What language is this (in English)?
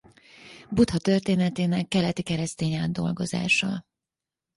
Hungarian